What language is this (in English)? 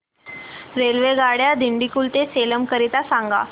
Marathi